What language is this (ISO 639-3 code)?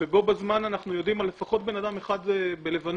heb